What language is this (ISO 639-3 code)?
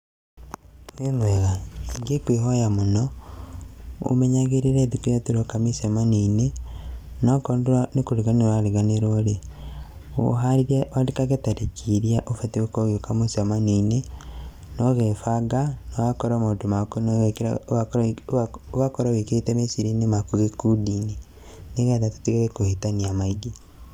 kik